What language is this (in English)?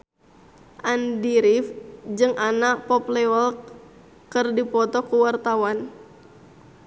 Sundanese